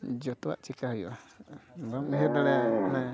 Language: Santali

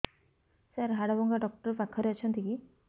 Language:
Odia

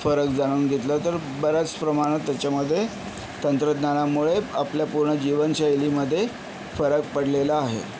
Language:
Marathi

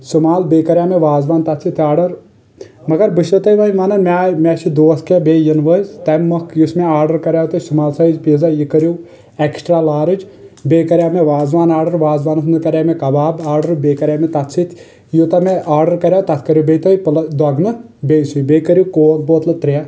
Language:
Kashmiri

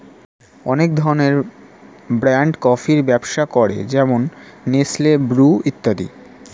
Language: Bangla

